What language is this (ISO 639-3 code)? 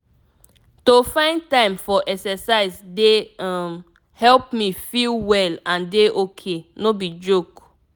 pcm